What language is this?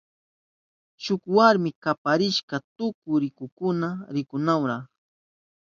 Southern Pastaza Quechua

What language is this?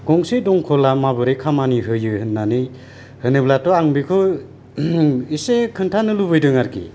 Bodo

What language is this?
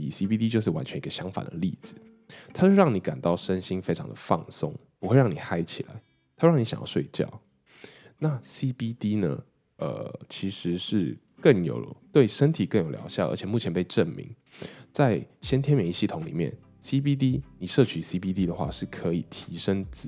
Chinese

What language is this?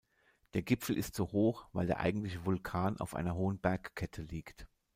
German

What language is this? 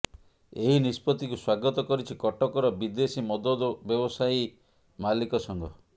Odia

